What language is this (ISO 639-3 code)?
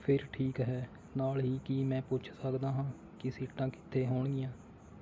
pan